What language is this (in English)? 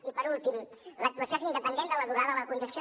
Catalan